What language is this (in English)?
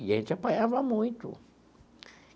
Portuguese